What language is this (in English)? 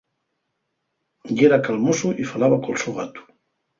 Asturian